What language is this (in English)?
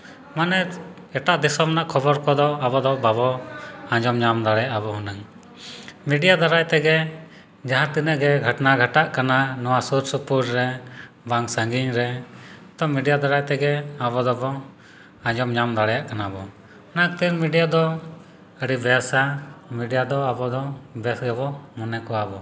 Santali